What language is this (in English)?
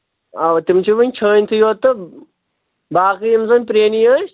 Kashmiri